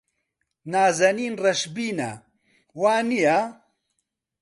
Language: Central Kurdish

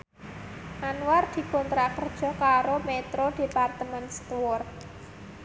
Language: Javanese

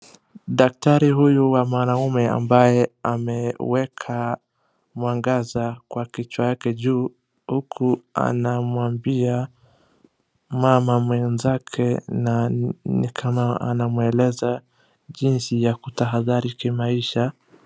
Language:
Swahili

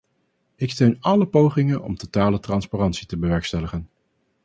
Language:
Dutch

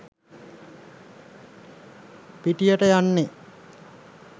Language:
Sinhala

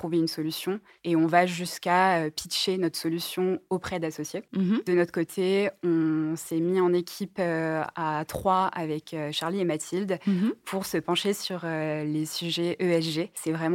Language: French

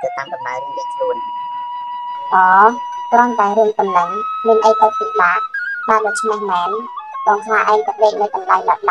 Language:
Thai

